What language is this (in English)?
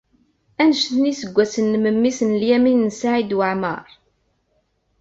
Kabyle